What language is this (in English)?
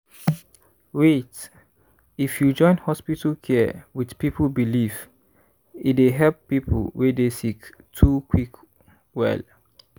Nigerian Pidgin